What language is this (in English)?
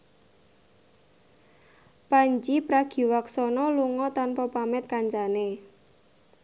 Javanese